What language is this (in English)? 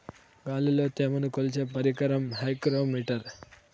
Telugu